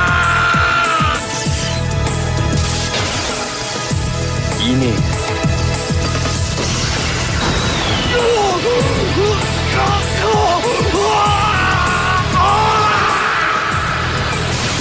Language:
Japanese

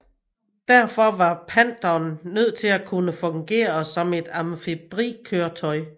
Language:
Danish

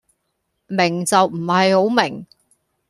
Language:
Cantonese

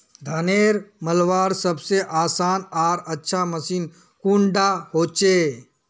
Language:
Magahi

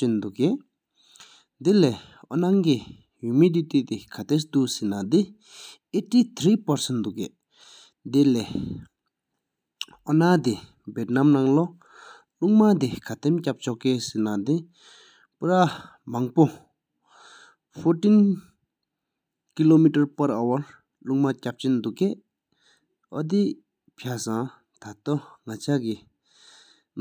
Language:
Sikkimese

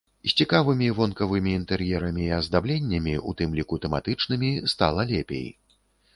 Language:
Belarusian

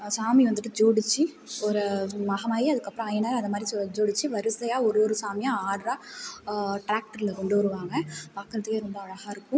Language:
Tamil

